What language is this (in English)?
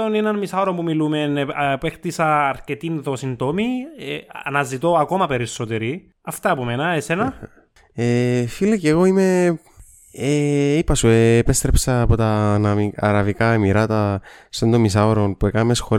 Greek